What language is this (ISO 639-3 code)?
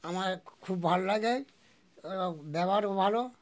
ben